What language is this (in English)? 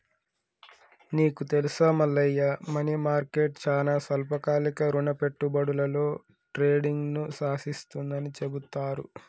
Telugu